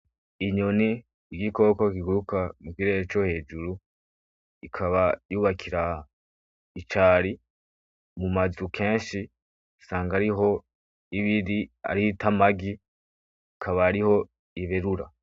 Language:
Rundi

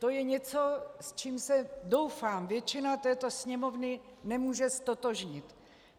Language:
Czech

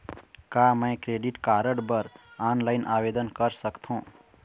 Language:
Chhattisgarhi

